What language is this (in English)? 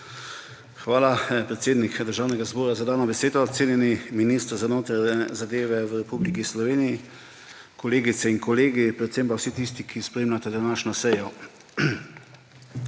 Slovenian